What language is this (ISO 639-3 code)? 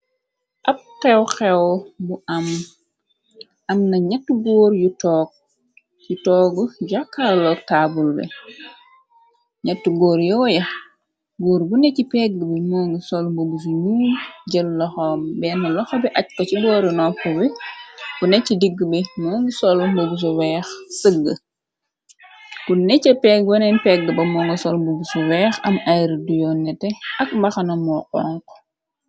wol